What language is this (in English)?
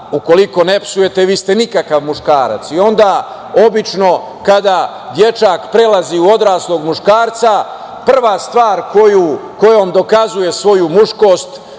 Serbian